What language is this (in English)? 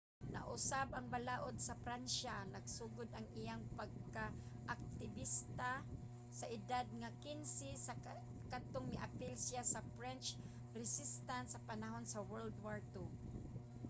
Cebuano